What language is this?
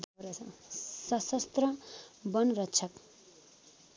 Nepali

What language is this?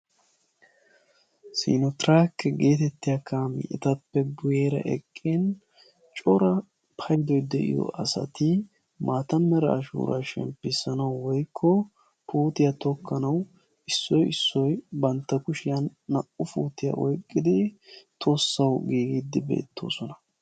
Wolaytta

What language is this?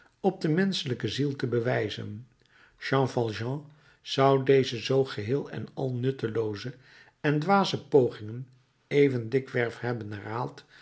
Dutch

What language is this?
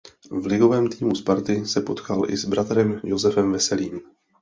Czech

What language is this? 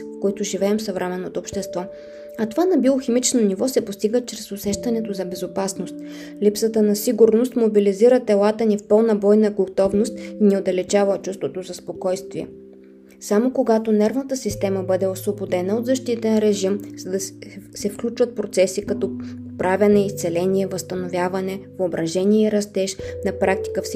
Bulgarian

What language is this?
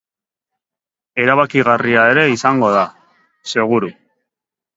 Basque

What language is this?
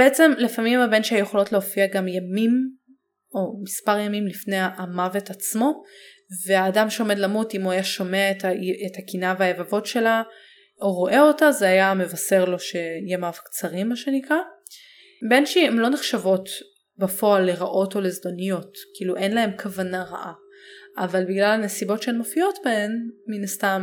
Hebrew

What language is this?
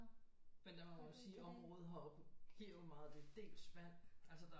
Danish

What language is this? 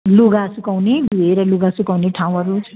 Nepali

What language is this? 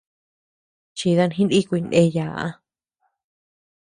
Tepeuxila Cuicatec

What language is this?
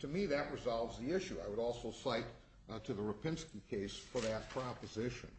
English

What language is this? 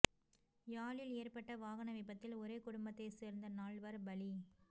Tamil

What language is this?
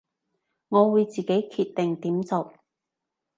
Cantonese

